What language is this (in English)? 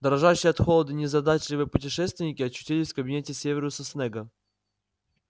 Russian